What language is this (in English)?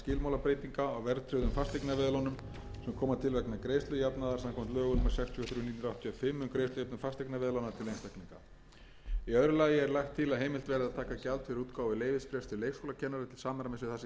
Icelandic